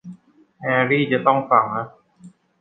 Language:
Thai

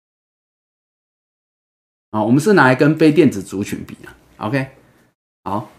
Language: Chinese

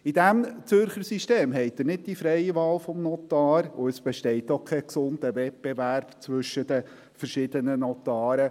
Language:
Swiss German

